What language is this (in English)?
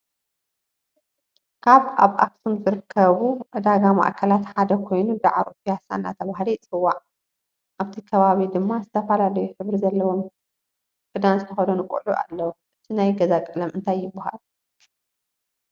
Tigrinya